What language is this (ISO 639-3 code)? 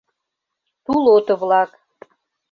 chm